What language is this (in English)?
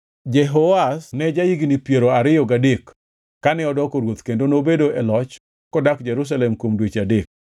Luo (Kenya and Tanzania)